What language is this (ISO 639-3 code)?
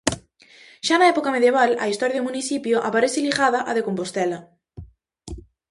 glg